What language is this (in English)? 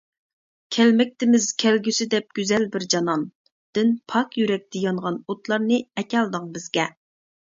Uyghur